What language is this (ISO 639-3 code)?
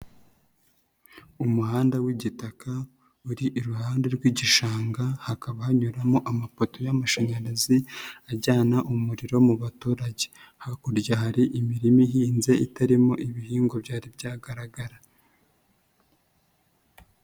kin